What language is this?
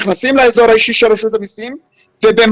Hebrew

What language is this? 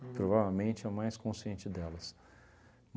Portuguese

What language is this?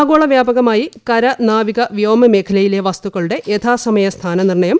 Malayalam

